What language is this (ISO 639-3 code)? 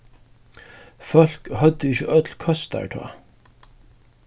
fao